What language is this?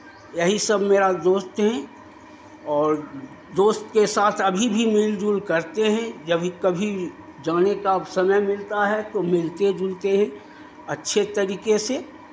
Hindi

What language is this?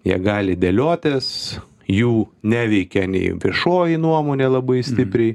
Lithuanian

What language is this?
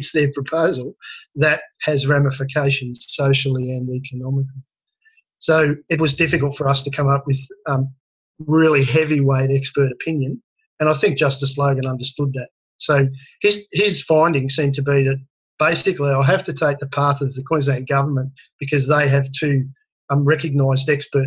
English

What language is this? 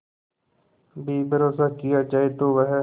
Hindi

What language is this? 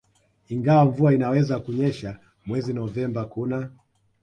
Swahili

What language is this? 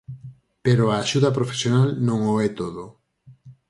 Galician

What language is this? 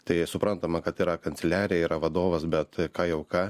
Lithuanian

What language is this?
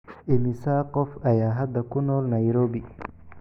Somali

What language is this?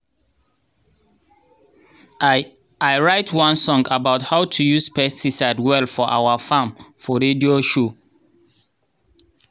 Nigerian Pidgin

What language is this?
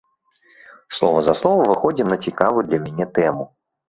Belarusian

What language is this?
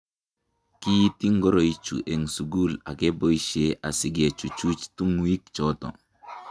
Kalenjin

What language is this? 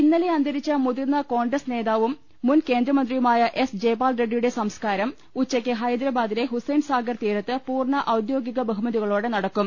Malayalam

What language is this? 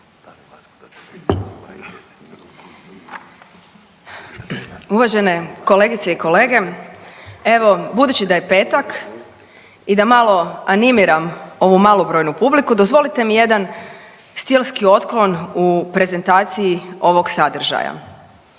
Croatian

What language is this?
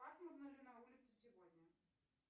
Russian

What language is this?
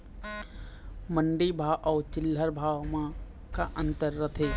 Chhattisgarhi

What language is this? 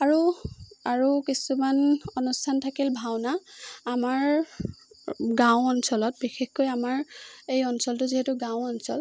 Assamese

